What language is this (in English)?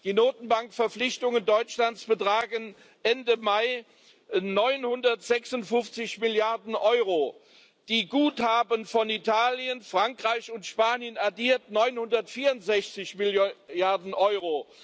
German